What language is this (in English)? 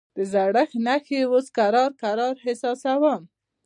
Pashto